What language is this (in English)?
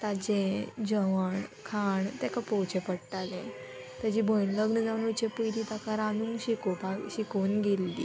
Konkani